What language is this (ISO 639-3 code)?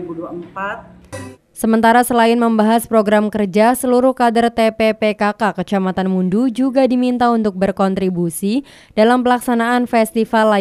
ind